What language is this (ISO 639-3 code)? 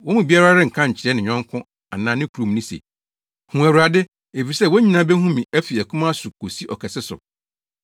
aka